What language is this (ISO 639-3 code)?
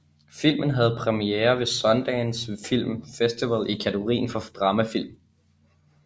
dan